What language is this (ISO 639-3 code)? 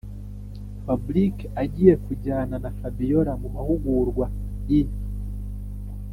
kin